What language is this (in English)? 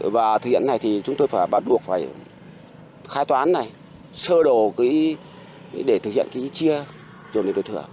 Vietnamese